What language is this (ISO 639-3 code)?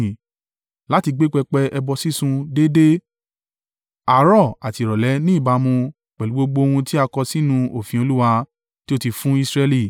yor